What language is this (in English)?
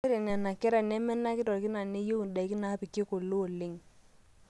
Masai